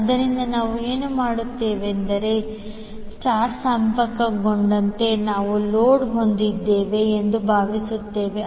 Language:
Kannada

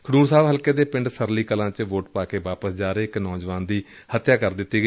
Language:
Punjabi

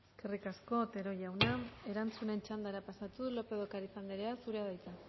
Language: Basque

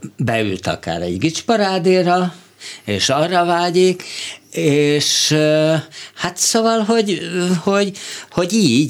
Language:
Hungarian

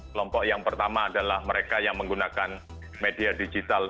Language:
Indonesian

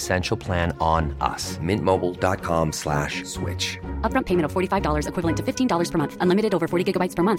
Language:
Swedish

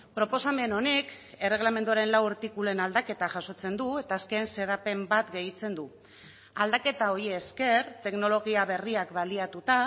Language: Basque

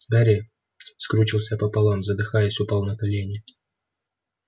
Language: Russian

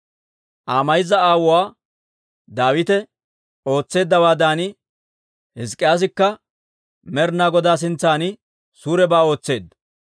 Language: Dawro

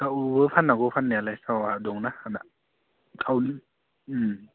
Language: Bodo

